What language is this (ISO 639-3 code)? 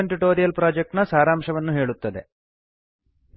kan